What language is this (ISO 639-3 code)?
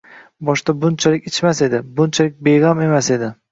uzb